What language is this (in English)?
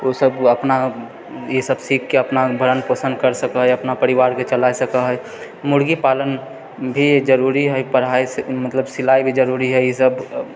Maithili